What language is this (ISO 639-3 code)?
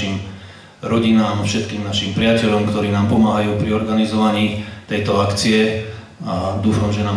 slk